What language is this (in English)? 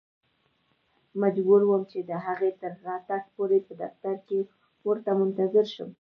Pashto